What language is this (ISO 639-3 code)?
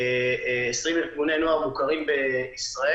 heb